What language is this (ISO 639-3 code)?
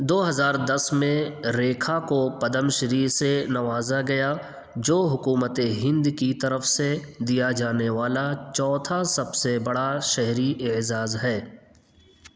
urd